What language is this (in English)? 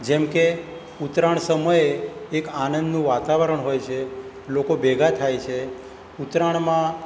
Gujarati